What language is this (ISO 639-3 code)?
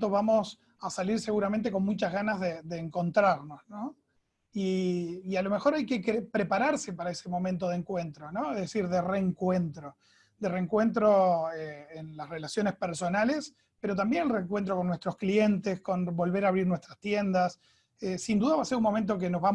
spa